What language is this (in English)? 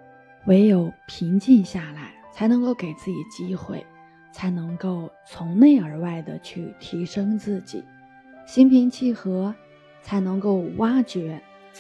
Chinese